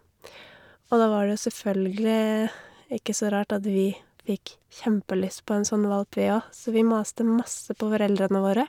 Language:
Norwegian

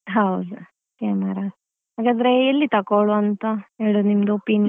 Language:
Kannada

